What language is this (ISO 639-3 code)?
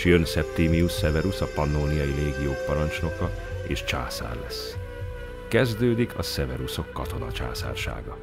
hun